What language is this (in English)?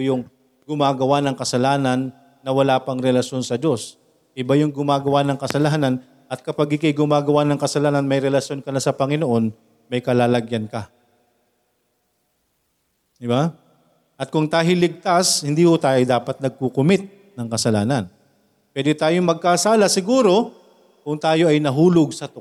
Filipino